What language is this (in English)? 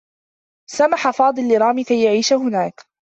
Arabic